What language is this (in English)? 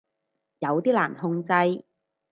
Cantonese